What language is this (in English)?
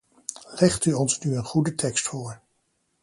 Dutch